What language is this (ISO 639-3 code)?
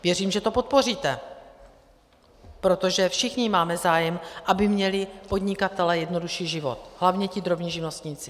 ces